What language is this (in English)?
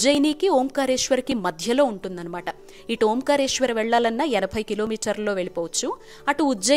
Telugu